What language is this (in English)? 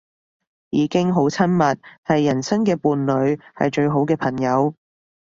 Cantonese